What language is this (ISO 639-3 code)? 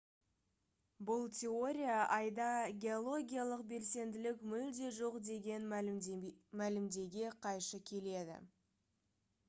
kaz